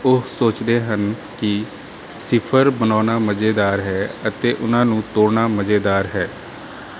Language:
Punjabi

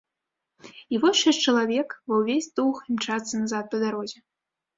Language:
Belarusian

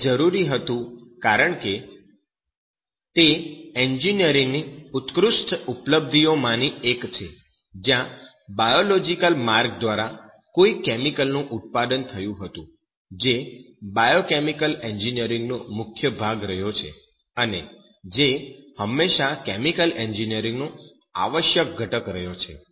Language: Gujarati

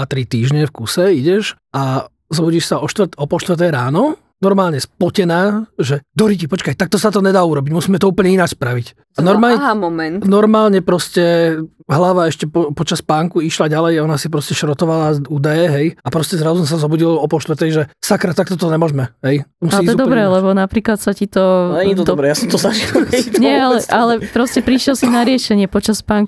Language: Slovak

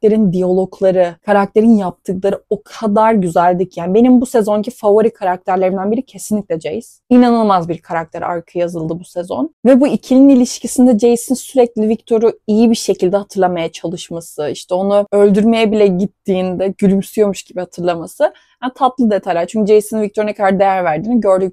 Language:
Turkish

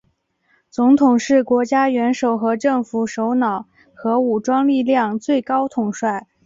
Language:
Chinese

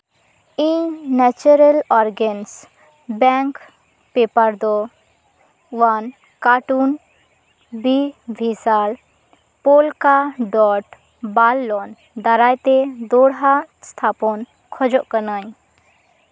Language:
Santali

